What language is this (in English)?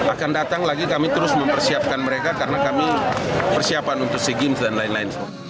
Indonesian